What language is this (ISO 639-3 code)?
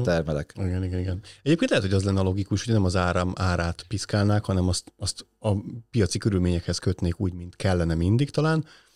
hun